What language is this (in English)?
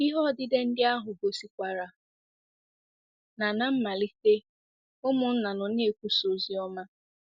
Igbo